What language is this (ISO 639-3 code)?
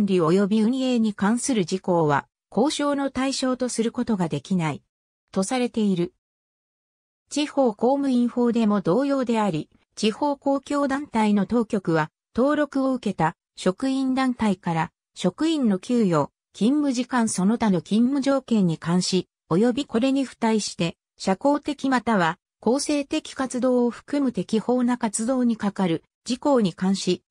jpn